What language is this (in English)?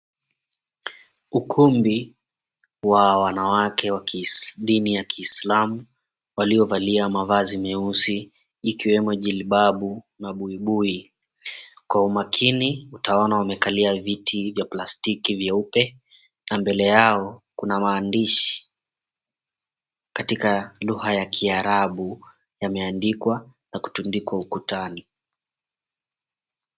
Swahili